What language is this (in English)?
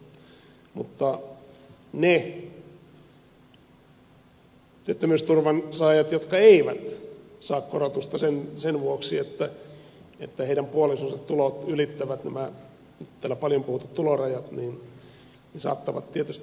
Finnish